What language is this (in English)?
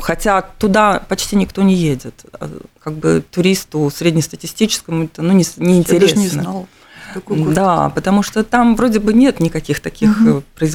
Russian